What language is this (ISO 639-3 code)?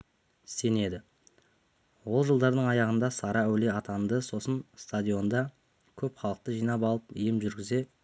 kaz